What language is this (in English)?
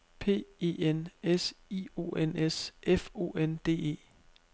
Danish